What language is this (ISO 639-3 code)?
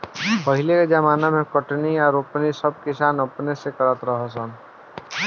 bho